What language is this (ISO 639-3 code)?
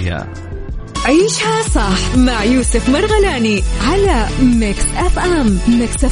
ara